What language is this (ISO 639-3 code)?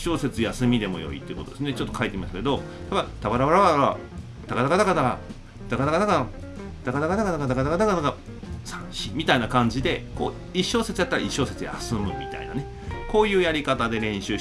jpn